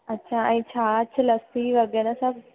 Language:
Sindhi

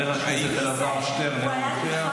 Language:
Hebrew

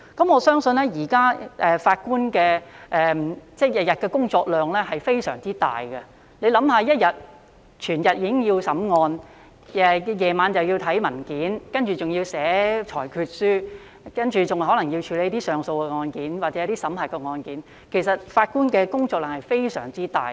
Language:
Cantonese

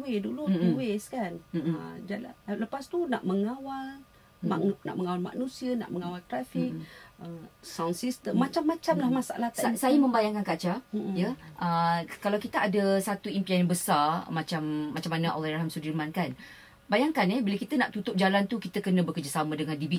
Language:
Malay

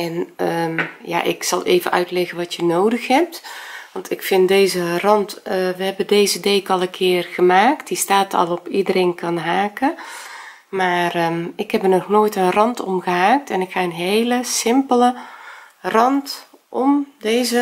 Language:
Dutch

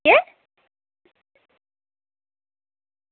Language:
Dogri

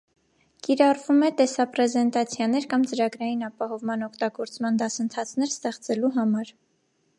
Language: Armenian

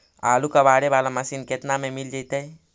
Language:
Magahi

